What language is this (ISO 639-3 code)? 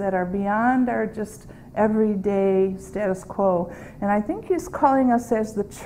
eng